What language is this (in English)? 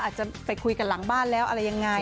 Thai